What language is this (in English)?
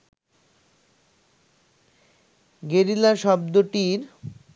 Bangla